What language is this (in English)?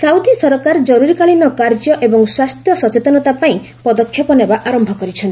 Odia